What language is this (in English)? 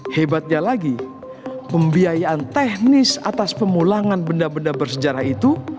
Indonesian